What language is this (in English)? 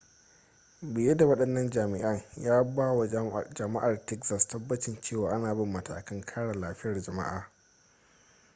Hausa